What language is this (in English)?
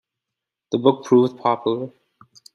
English